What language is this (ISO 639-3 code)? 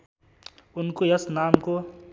nep